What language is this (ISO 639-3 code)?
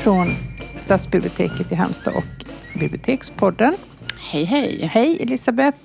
swe